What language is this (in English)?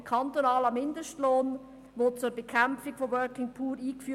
Swiss German